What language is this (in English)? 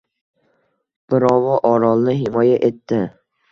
Uzbek